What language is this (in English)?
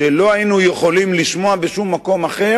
Hebrew